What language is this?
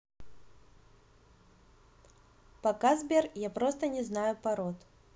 Russian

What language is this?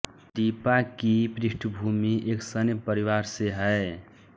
Hindi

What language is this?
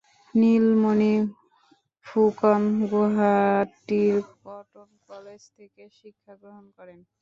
Bangla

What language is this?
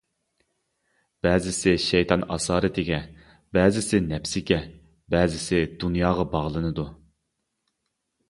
Uyghur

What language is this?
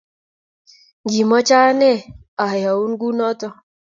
Kalenjin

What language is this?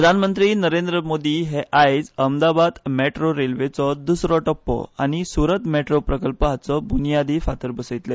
Konkani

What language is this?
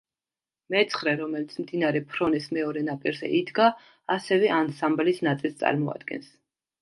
Georgian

